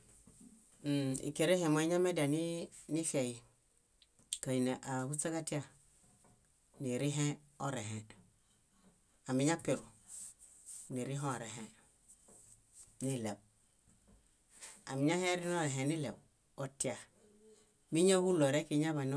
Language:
Bayot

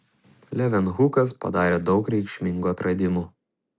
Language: Lithuanian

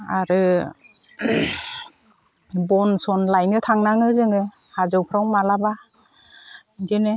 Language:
Bodo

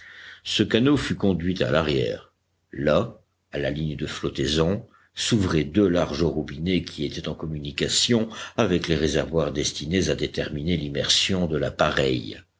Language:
French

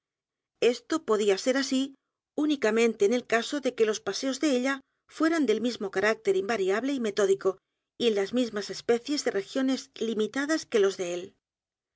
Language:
Spanish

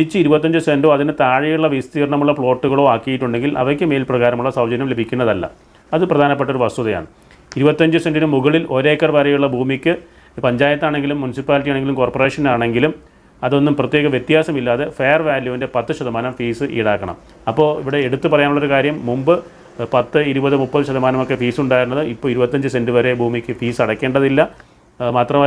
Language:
Malayalam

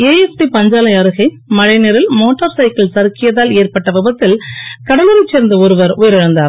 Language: Tamil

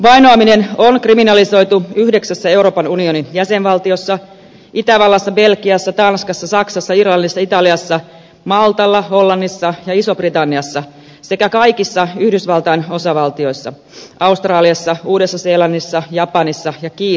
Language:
Finnish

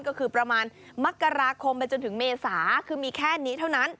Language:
Thai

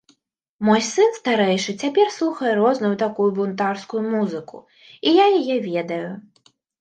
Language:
Belarusian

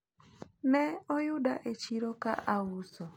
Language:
Luo (Kenya and Tanzania)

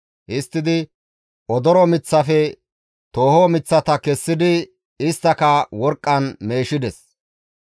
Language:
Gamo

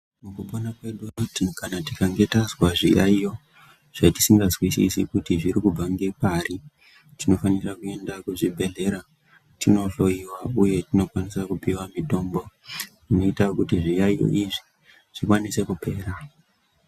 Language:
Ndau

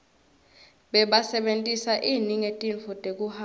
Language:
Swati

